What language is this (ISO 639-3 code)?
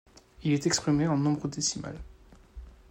fra